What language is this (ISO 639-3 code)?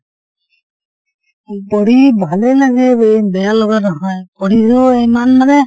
asm